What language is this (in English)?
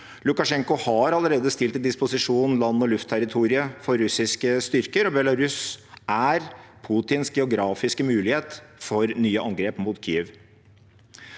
Norwegian